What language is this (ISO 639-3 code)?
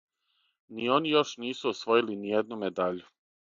srp